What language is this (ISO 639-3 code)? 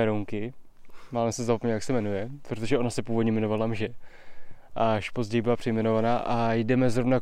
ces